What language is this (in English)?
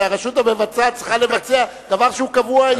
Hebrew